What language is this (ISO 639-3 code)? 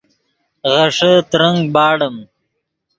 ydg